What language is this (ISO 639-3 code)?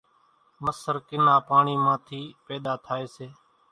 gjk